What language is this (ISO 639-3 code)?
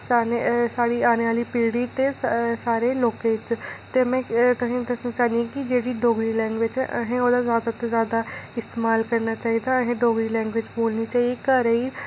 doi